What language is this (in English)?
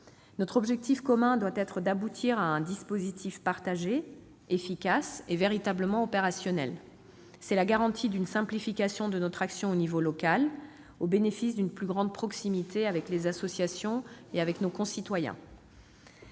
French